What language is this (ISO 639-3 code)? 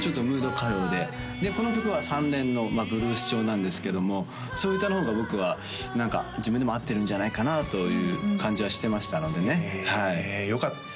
jpn